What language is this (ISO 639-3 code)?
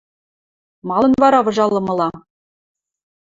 mrj